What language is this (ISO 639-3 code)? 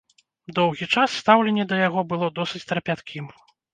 bel